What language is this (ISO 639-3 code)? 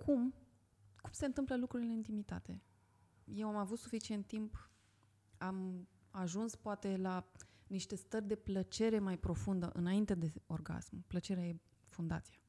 ron